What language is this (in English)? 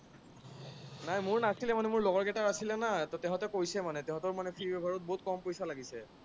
Assamese